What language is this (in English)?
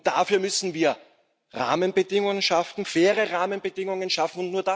German